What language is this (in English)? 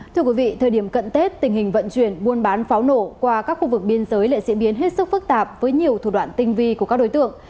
Vietnamese